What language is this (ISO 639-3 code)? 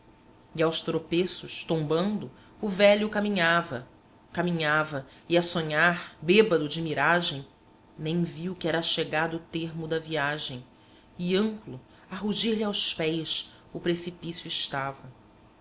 por